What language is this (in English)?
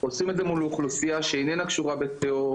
Hebrew